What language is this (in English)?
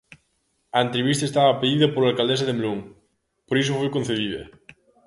Galician